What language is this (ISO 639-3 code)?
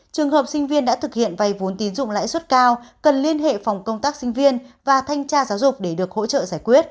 vie